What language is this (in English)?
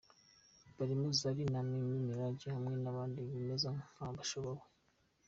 Kinyarwanda